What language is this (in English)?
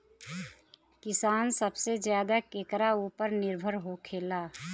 Bhojpuri